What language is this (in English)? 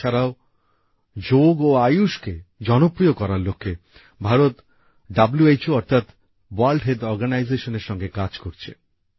Bangla